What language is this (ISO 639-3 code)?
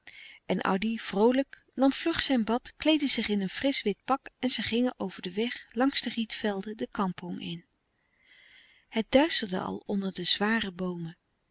nld